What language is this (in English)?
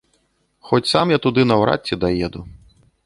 Belarusian